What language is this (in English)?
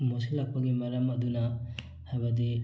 Manipuri